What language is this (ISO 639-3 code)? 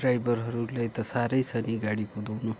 nep